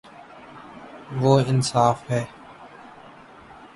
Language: Urdu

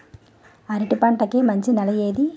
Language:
Telugu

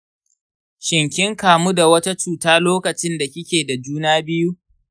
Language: Hausa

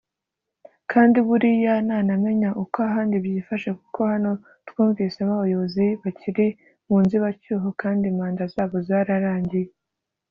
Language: Kinyarwanda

